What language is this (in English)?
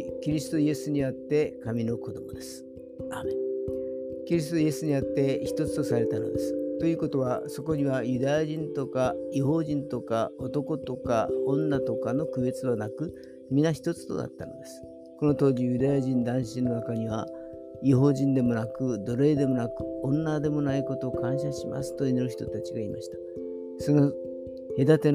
Japanese